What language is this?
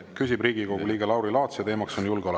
Estonian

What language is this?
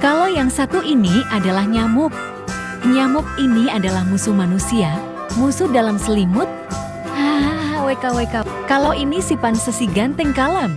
Indonesian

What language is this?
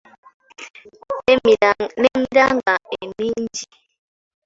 Ganda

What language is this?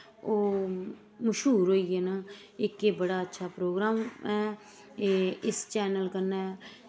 Dogri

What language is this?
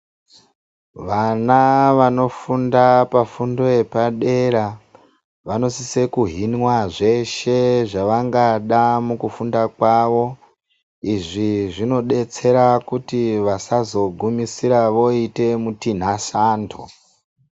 Ndau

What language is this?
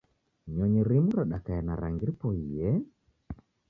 Taita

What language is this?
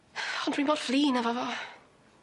Welsh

